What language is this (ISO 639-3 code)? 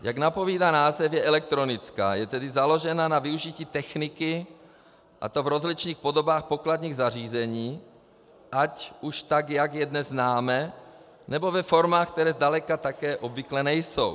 ces